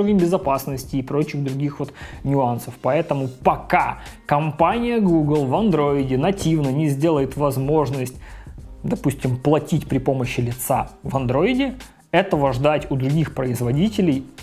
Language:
Russian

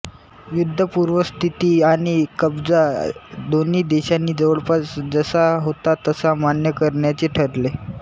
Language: Marathi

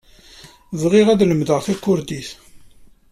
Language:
Kabyle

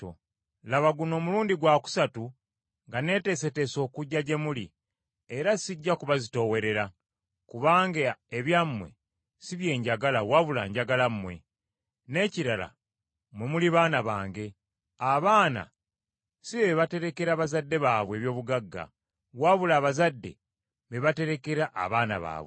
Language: Ganda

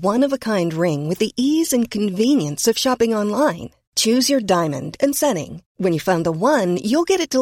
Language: Swedish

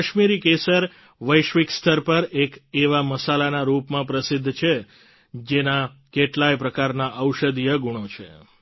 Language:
Gujarati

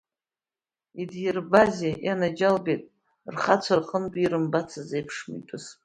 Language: Abkhazian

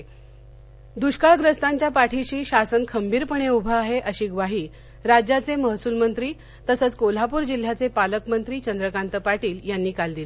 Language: Marathi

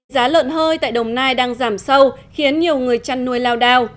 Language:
Vietnamese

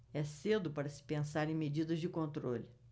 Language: Portuguese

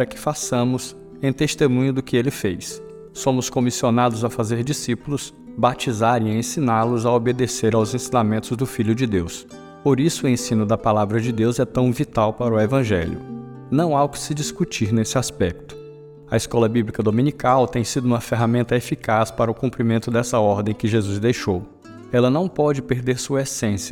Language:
Portuguese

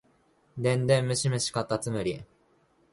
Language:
Japanese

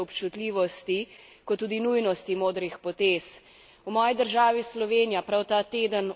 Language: Slovenian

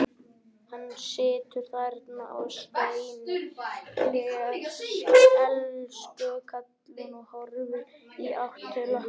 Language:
Icelandic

